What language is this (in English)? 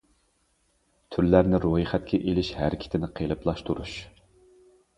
Uyghur